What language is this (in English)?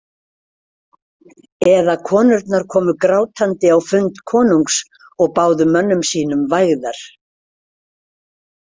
Icelandic